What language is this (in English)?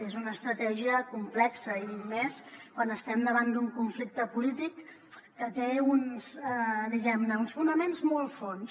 Catalan